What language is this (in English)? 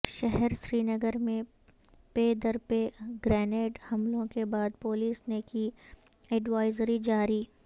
Urdu